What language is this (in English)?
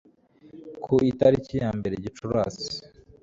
Kinyarwanda